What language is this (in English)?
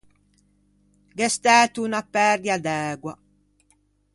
Ligurian